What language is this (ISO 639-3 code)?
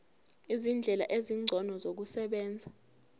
zul